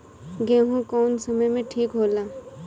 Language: Bhojpuri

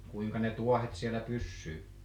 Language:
Finnish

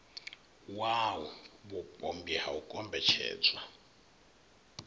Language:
Venda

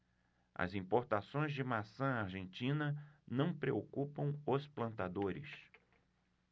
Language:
Portuguese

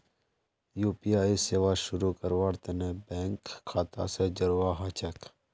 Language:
Magahi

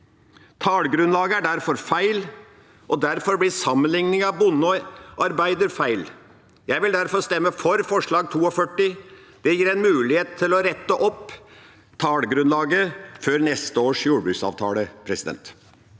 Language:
Norwegian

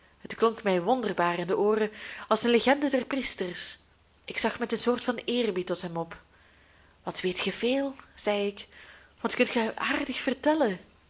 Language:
Dutch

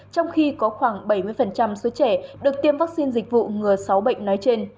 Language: Vietnamese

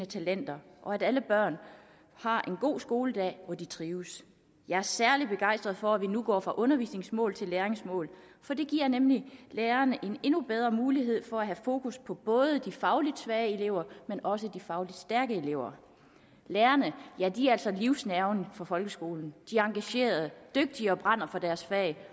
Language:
Danish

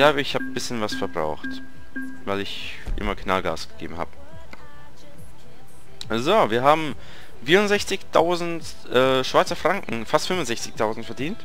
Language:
German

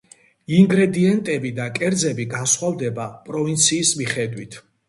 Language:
Georgian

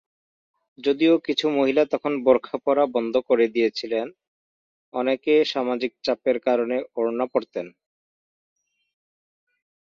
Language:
Bangla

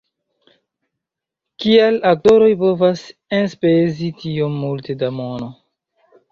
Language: Esperanto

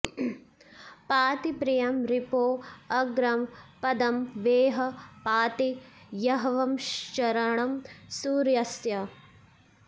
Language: Sanskrit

